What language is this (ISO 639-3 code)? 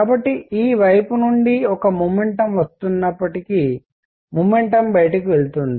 tel